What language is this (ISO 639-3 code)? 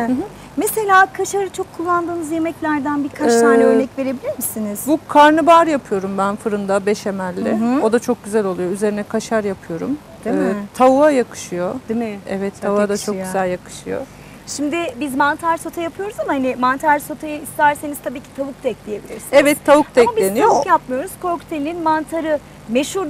tur